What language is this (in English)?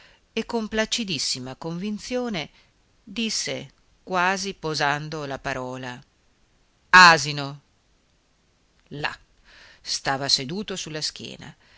Italian